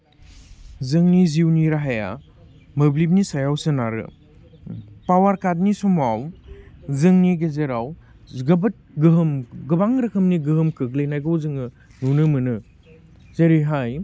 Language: Bodo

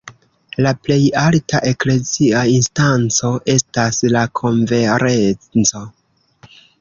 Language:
Esperanto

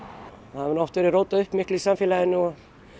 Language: Icelandic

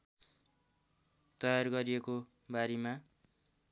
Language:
Nepali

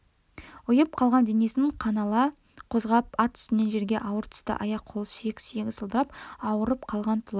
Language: Kazakh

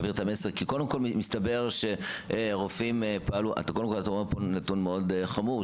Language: Hebrew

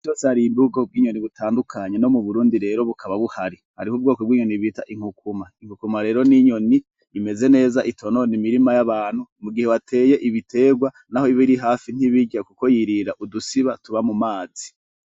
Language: Rundi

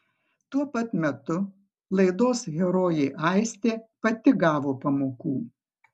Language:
Lithuanian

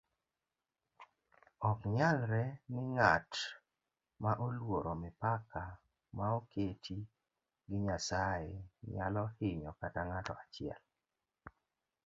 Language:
Luo (Kenya and Tanzania)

